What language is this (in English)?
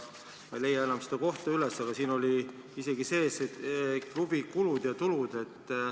Estonian